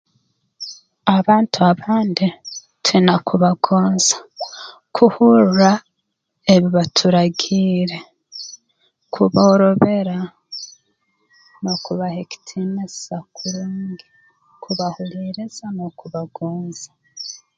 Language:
Tooro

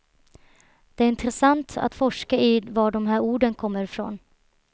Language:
Swedish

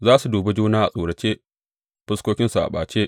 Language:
Hausa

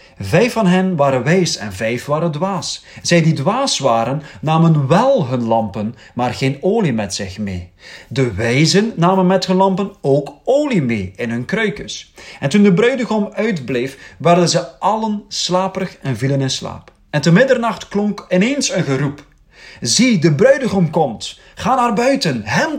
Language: Dutch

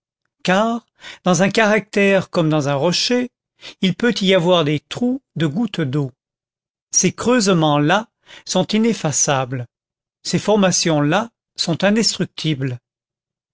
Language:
French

